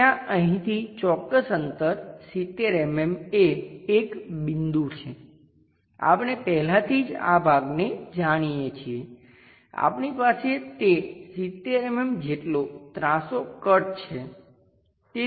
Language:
Gujarati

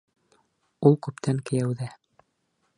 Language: Bashkir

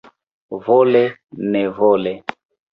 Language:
Esperanto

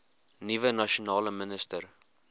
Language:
Afrikaans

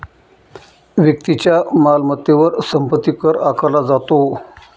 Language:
Marathi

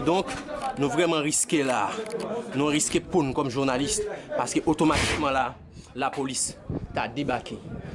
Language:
French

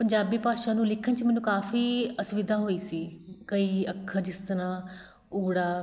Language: Punjabi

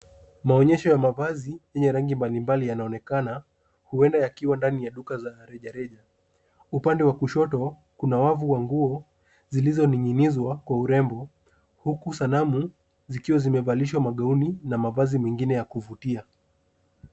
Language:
Swahili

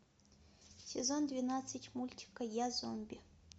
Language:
Russian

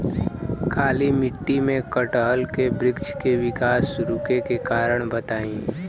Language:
Bhojpuri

